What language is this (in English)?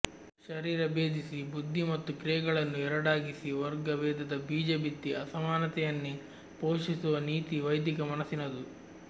Kannada